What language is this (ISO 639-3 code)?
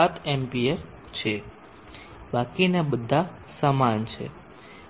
guj